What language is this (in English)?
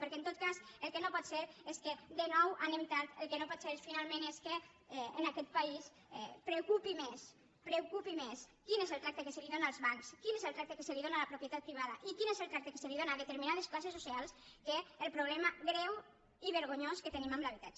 Catalan